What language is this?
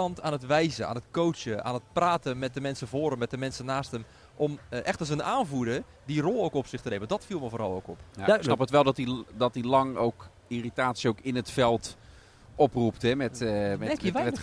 Dutch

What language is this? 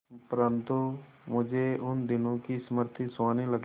Hindi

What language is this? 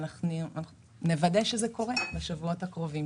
Hebrew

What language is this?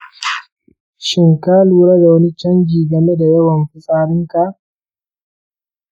Hausa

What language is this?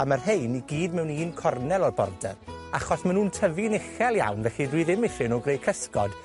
Welsh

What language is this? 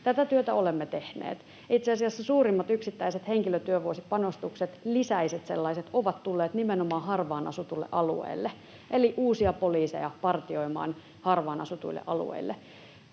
Finnish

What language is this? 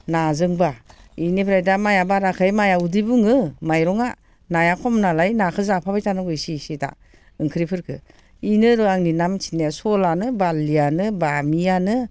Bodo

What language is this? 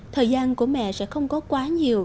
Vietnamese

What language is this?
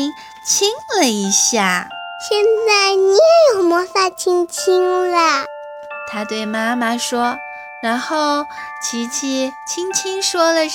Chinese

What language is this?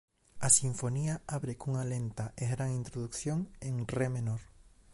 Galician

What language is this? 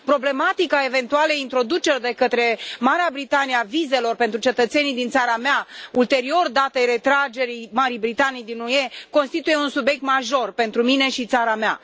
Romanian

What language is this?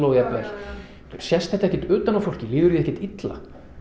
Icelandic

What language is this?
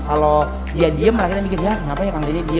Indonesian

